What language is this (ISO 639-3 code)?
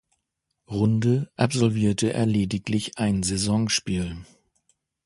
deu